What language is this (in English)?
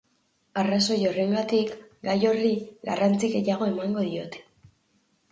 Basque